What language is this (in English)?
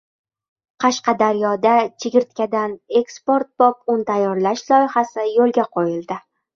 Uzbek